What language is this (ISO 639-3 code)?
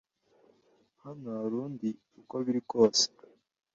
kin